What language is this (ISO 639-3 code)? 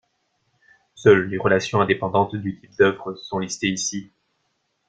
fra